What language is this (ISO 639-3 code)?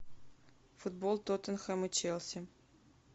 rus